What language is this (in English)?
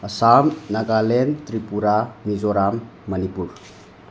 Manipuri